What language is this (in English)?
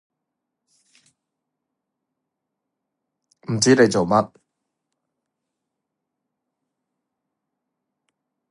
Cantonese